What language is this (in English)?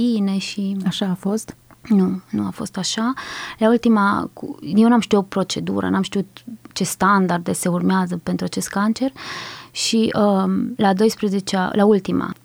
Romanian